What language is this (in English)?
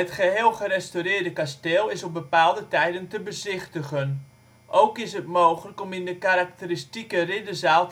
Dutch